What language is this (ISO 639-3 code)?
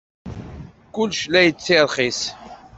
kab